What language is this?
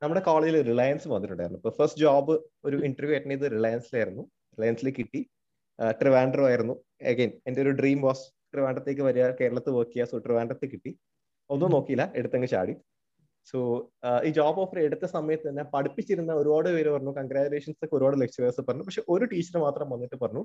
Malayalam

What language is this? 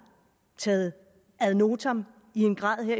Danish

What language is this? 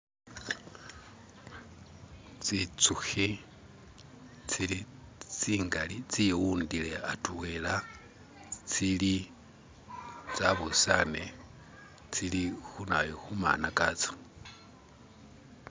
Masaaba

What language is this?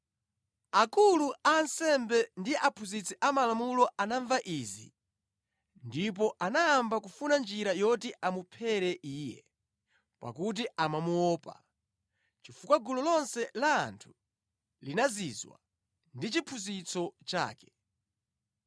Nyanja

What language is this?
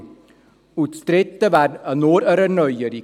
Swiss German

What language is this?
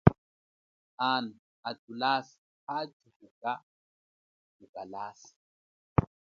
Chokwe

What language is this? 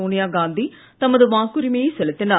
Tamil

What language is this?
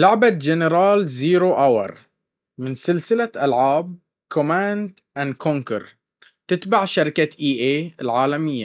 Baharna Arabic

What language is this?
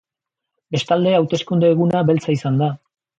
Basque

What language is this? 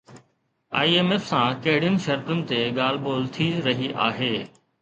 Sindhi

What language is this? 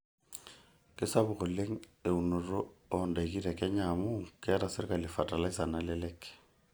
Masai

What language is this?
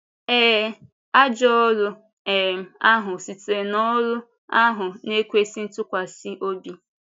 Igbo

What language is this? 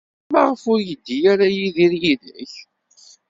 Kabyle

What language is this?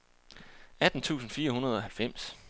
Danish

